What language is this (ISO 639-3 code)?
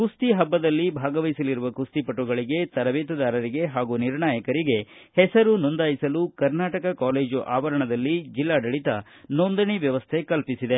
kan